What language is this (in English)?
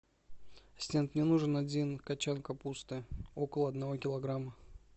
Russian